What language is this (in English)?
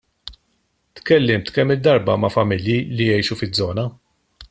Maltese